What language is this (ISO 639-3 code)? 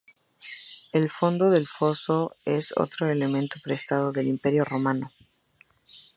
spa